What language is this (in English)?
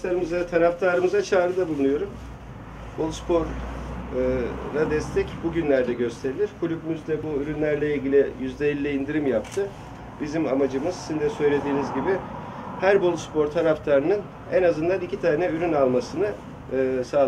Turkish